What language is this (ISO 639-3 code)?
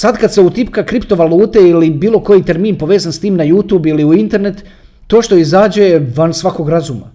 hrv